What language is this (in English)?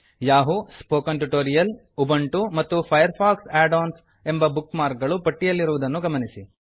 Kannada